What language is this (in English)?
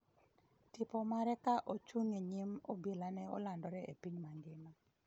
Luo (Kenya and Tanzania)